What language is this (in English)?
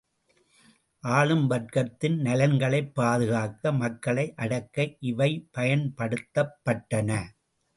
Tamil